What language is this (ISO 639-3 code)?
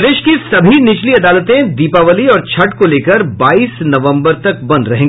hin